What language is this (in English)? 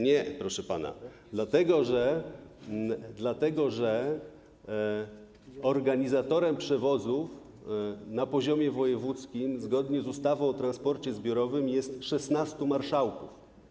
Polish